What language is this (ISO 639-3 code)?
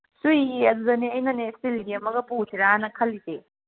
mni